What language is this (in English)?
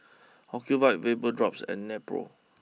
English